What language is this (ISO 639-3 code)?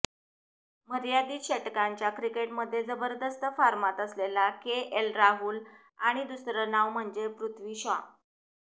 mar